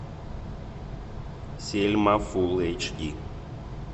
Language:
Russian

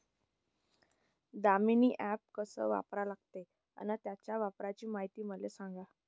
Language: Marathi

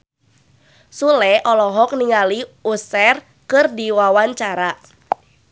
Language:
Sundanese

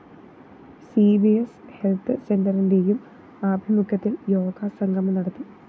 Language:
Malayalam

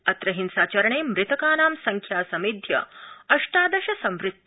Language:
Sanskrit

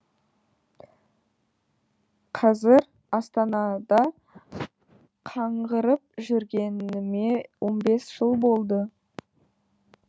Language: Kazakh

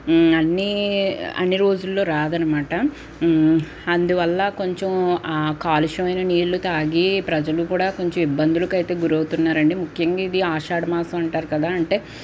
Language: Telugu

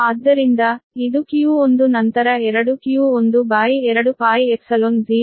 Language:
Kannada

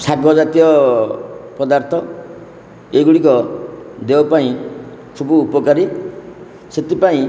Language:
Odia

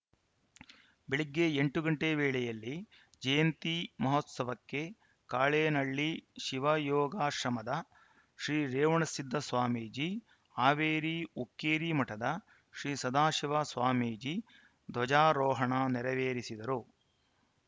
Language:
Kannada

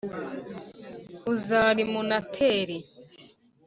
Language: Kinyarwanda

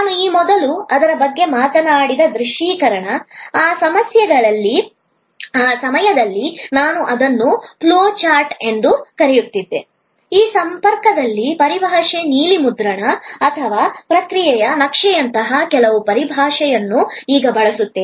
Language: Kannada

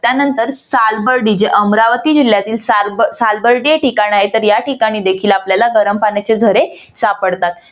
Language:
Marathi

